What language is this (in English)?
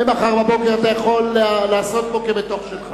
Hebrew